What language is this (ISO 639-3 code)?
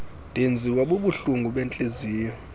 xho